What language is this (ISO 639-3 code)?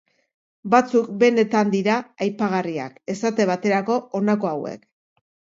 eus